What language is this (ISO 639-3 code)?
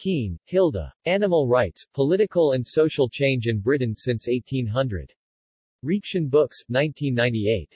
eng